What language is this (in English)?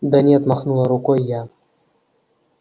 Russian